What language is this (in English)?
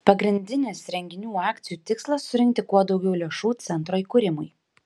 Lithuanian